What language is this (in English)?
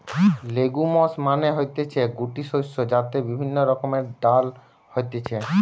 Bangla